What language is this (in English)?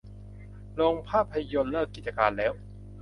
Thai